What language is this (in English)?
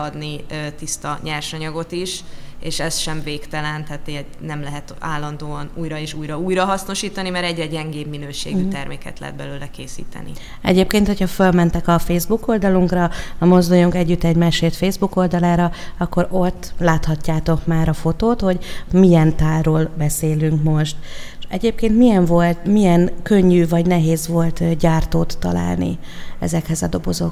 Hungarian